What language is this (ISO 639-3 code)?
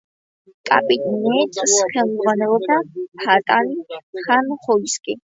kat